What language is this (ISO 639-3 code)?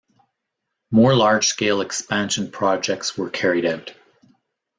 eng